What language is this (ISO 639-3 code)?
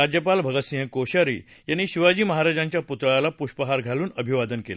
mar